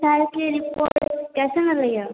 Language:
Maithili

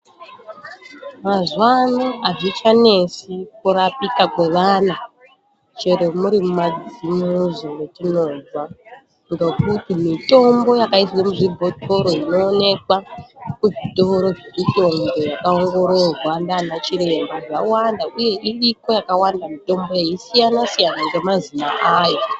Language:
Ndau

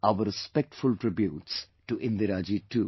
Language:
English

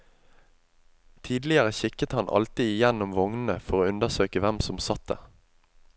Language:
Norwegian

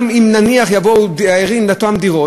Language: Hebrew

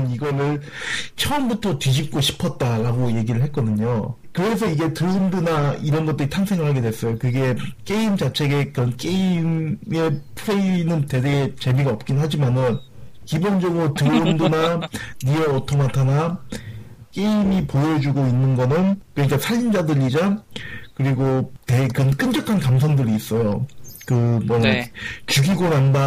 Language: Korean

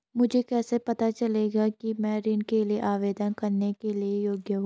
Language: Hindi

